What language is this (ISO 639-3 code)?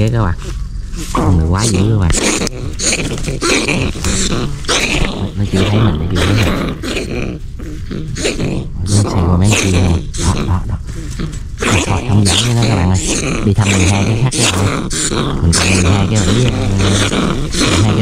vie